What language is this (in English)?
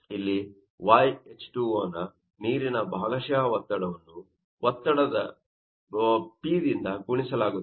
Kannada